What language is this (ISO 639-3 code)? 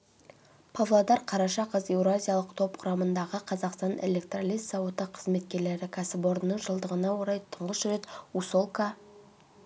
kaz